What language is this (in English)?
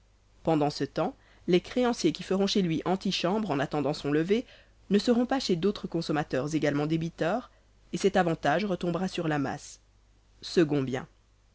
French